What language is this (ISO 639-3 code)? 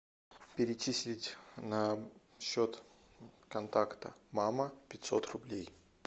rus